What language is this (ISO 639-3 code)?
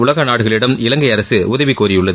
tam